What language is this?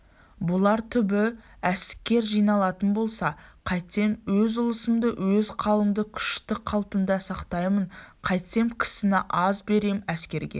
Kazakh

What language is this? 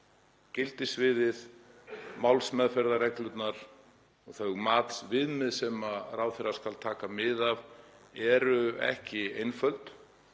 Icelandic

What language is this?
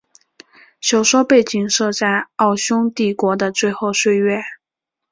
Chinese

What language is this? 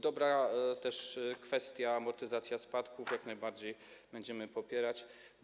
Polish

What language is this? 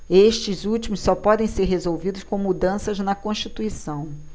Portuguese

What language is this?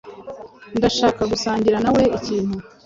Kinyarwanda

